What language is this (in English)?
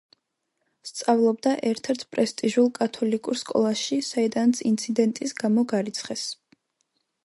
Georgian